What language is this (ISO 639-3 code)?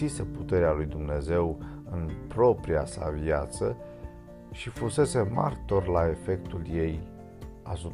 ron